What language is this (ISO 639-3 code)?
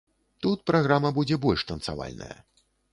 bel